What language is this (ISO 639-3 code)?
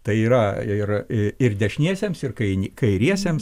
lit